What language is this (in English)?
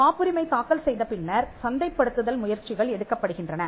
Tamil